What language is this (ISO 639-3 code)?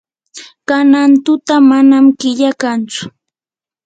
qur